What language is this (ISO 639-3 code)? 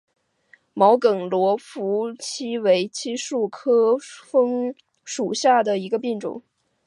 zho